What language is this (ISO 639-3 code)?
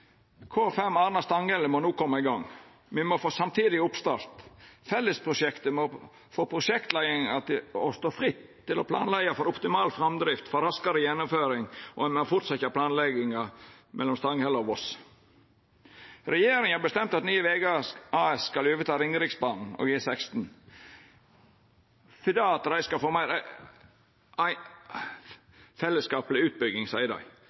nno